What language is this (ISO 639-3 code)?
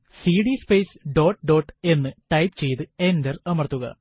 mal